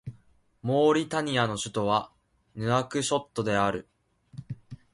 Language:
Japanese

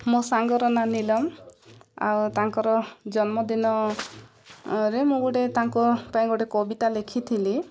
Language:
Odia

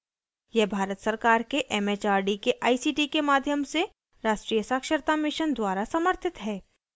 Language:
Hindi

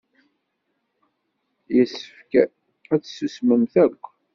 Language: Kabyle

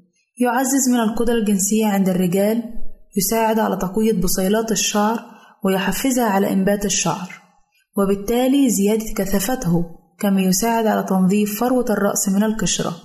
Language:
Arabic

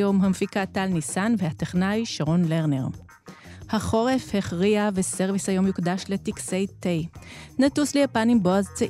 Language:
Hebrew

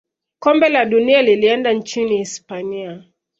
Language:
Swahili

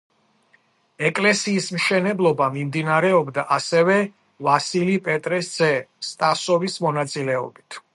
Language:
Georgian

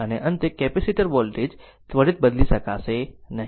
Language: Gujarati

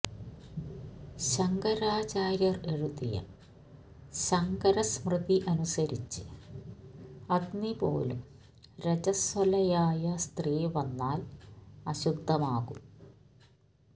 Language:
Malayalam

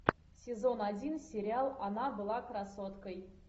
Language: Russian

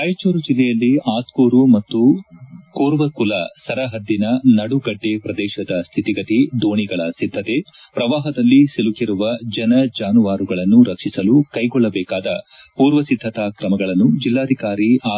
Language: Kannada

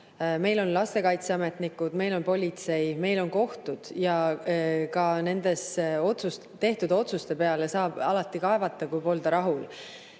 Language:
Estonian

